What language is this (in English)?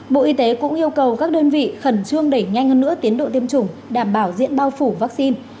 Vietnamese